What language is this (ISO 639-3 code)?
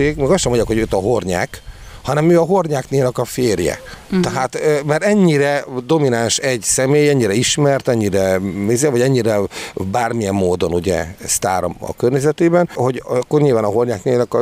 hun